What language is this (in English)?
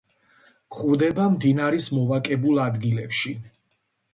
Georgian